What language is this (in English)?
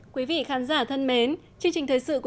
Vietnamese